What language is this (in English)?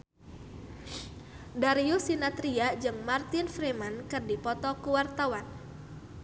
Sundanese